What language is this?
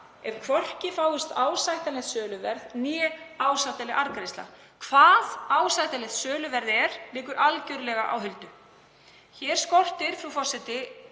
Icelandic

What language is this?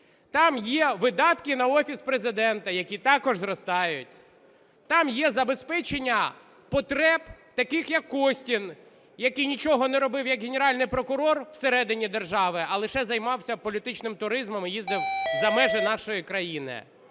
Ukrainian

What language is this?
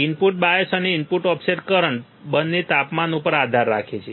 Gujarati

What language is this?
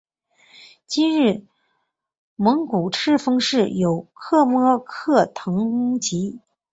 Chinese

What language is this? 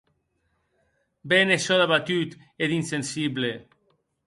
Occitan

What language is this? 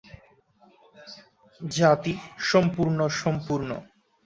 Bangla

